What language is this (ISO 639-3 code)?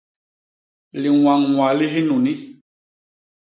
bas